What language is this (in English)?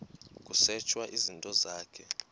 Xhosa